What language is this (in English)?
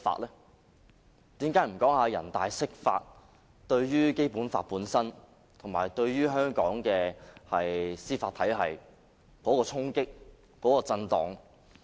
Cantonese